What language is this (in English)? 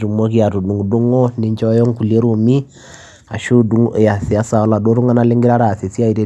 Masai